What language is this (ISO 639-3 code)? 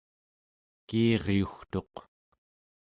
esu